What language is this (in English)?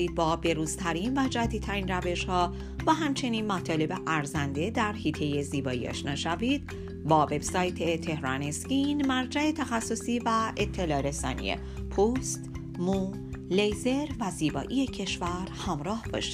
Persian